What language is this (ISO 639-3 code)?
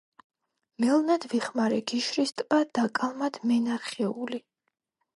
kat